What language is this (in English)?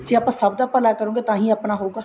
Punjabi